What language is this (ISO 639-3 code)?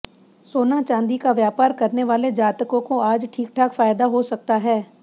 hin